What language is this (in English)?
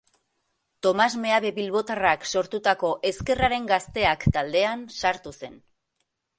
Basque